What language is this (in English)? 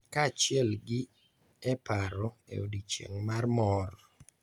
Luo (Kenya and Tanzania)